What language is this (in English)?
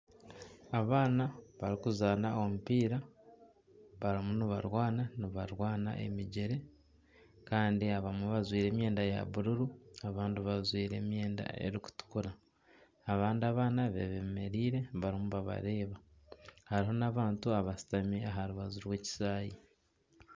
Nyankole